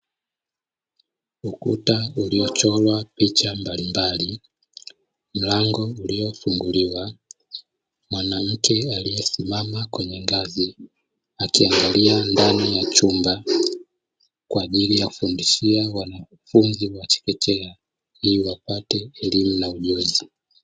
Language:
Swahili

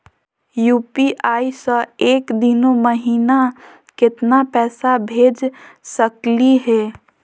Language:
Magahi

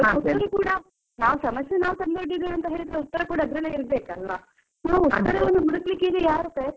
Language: Kannada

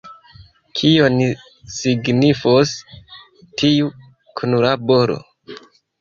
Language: Esperanto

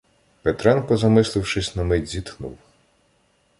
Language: Ukrainian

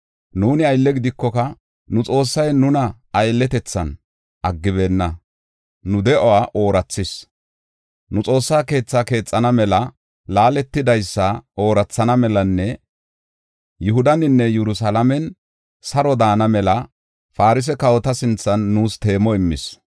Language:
Gofa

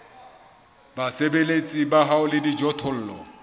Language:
Southern Sotho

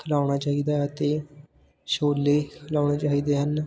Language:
Punjabi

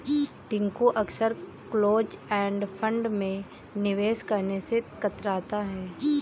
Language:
Hindi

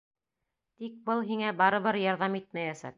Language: Bashkir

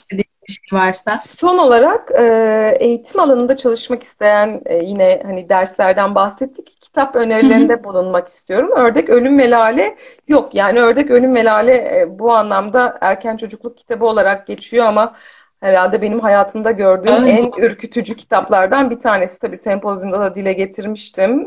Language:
Turkish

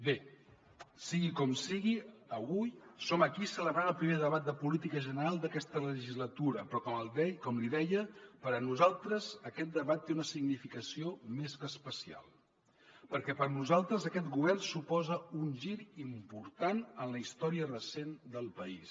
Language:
Catalan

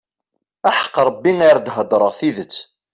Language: Kabyle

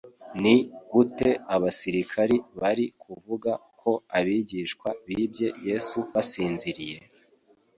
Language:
Kinyarwanda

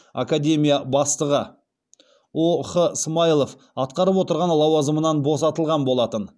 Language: Kazakh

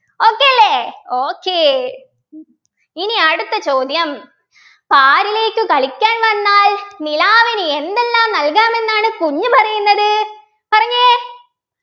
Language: Malayalam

